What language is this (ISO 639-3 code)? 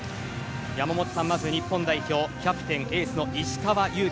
jpn